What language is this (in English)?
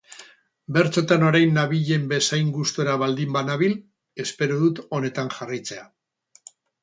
Basque